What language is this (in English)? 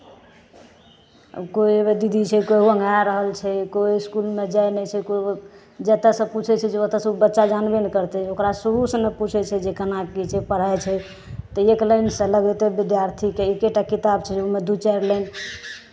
Maithili